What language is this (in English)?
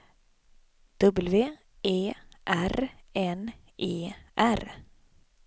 Swedish